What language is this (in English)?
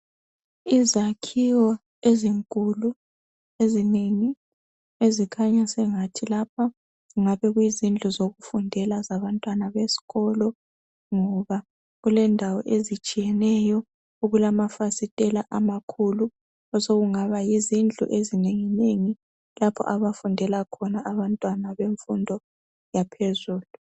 North Ndebele